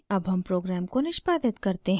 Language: Hindi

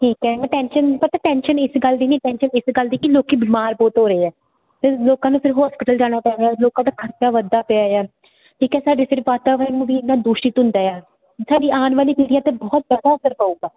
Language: Punjabi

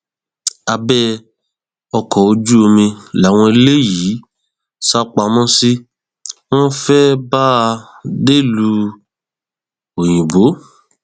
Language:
Yoruba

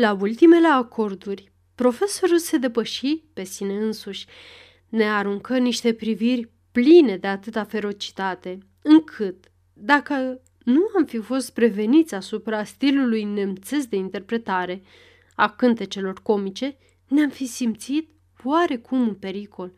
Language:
Romanian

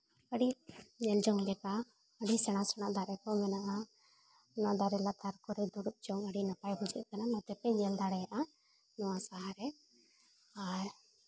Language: Santali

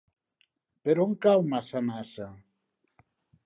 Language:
Catalan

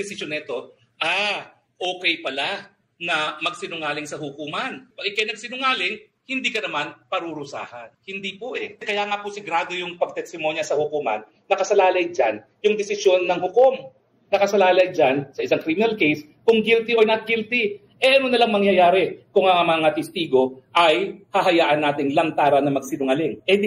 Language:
Filipino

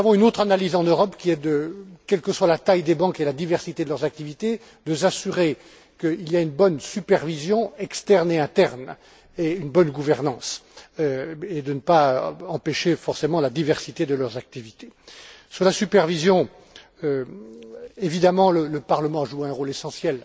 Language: French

